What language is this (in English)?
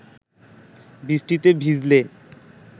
Bangla